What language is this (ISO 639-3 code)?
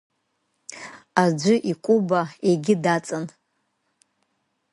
abk